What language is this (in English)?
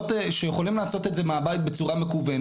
Hebrew